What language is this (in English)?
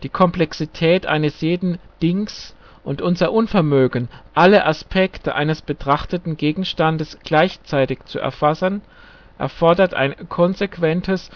German